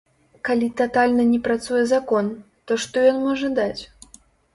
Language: Belarusian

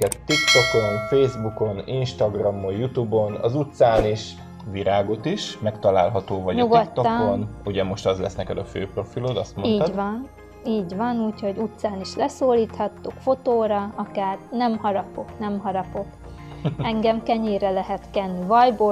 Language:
Hungarian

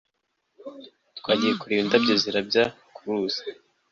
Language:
Kinyarwanda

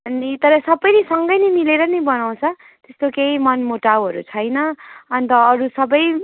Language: Nepali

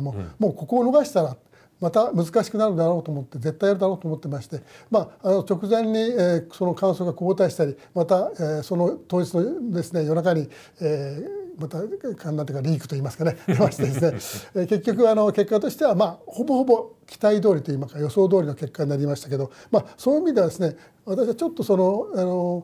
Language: Japanese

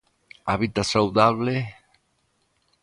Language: Galician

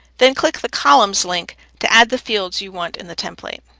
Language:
English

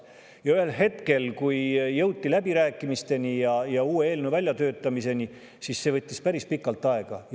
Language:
Estonian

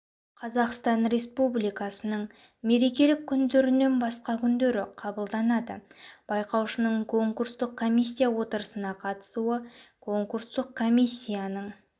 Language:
Kazakh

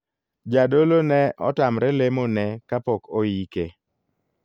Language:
Luo (Kenya and Tanzania)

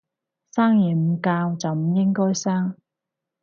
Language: Cantonese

